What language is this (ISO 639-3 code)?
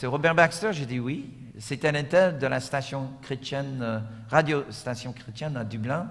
fra